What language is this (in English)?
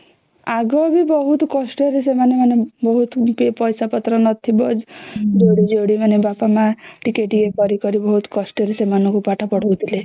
Odia